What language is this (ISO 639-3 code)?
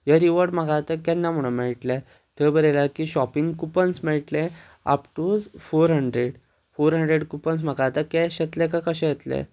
kok